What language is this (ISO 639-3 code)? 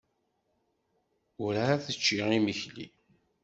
kab